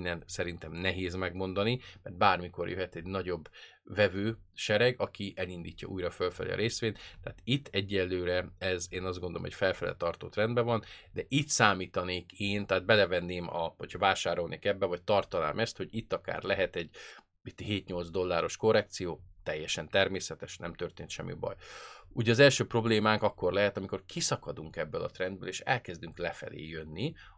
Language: Hungarian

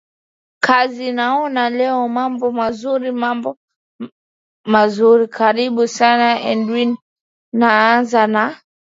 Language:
Swahili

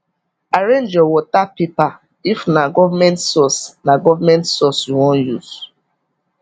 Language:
Nigerian Pidgin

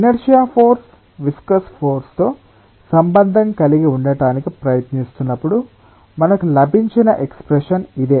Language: Telugu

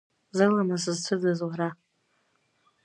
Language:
Abkhazian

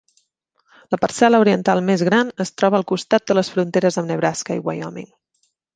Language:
Catalan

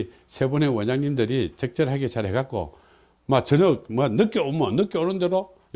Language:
Korean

